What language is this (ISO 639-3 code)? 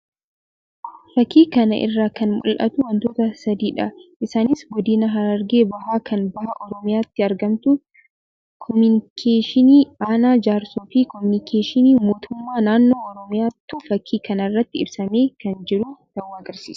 orm